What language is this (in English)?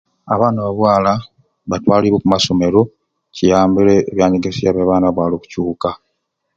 Ruuli